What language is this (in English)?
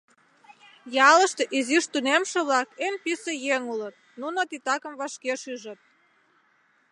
Mari